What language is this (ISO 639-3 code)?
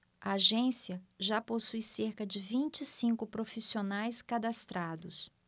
por